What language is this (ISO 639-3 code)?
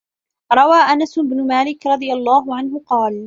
ara